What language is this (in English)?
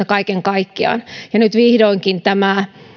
Finnish